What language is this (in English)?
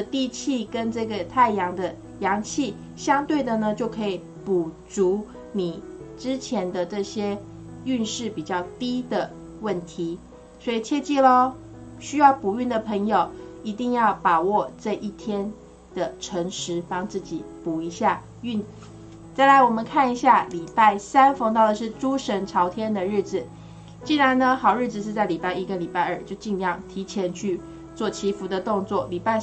Chinese